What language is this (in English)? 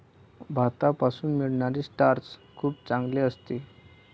Marathi